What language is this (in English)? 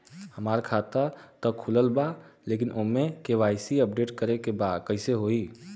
Bhojpuri